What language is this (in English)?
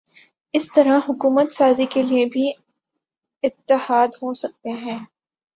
Urdu